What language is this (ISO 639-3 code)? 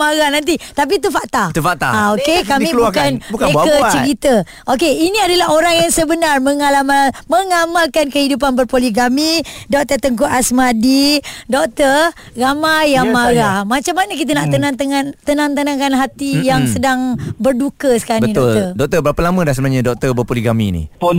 msa